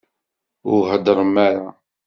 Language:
Kabyle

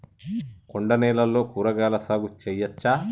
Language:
Telugu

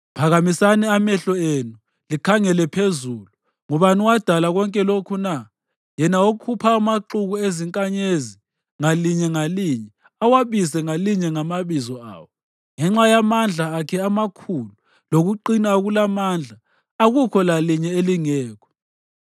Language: North Ndebele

